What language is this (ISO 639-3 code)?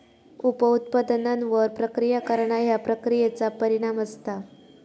mar